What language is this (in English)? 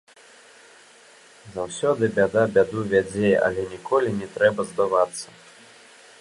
Belarusian